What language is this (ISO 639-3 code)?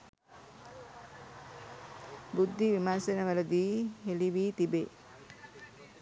sin